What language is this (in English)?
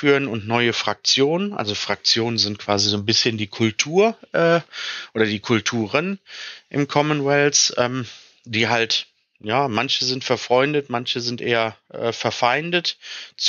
German